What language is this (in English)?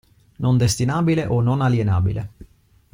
Italian